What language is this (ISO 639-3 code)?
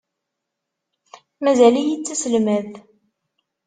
kab